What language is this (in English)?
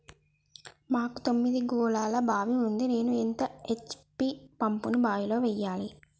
Telugu